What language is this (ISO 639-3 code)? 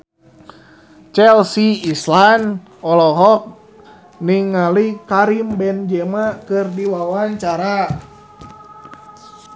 sun